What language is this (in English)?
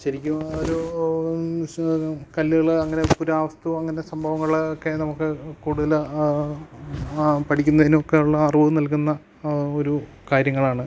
Malayalam